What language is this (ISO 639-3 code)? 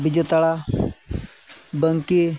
sat